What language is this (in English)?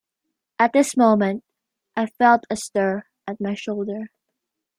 English